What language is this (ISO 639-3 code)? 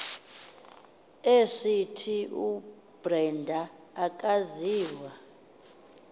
xho